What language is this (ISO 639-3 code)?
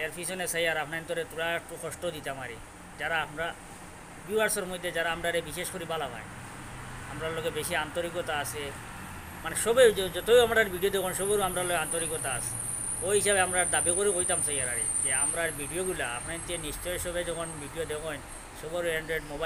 ind